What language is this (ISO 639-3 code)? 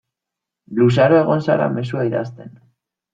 eus